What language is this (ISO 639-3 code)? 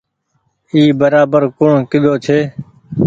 gig